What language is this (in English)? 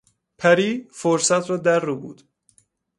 Persian